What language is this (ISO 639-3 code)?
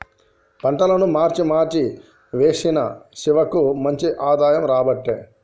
tel